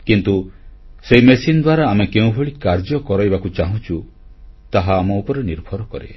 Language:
Odia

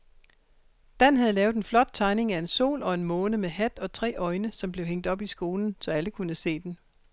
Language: Danish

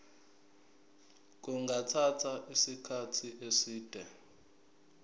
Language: Zulu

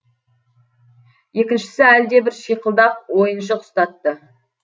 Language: Kazakh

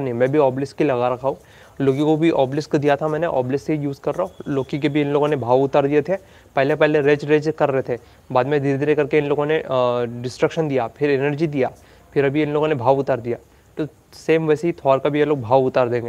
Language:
Hindi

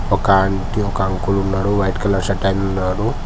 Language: Telugu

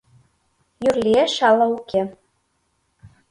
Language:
Mari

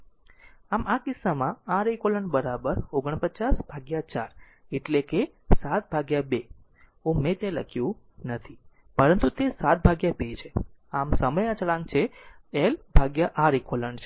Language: Gujarati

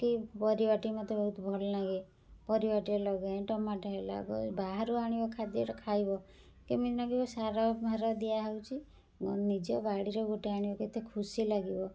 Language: Odia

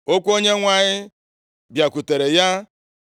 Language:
Igbo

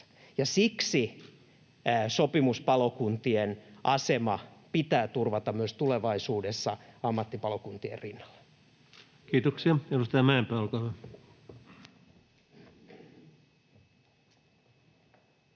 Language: Finnish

